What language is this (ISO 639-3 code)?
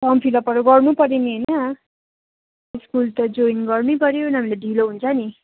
nep